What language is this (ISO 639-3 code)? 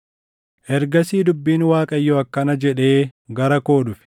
orm